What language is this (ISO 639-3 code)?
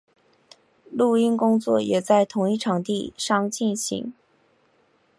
zho